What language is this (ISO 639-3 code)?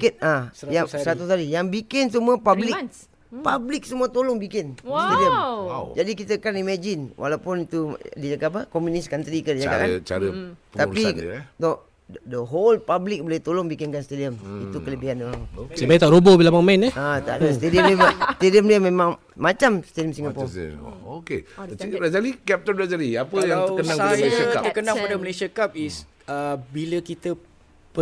msa